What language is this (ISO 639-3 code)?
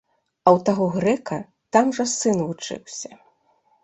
bel